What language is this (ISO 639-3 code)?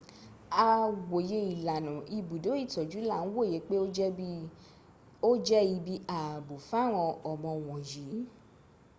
yor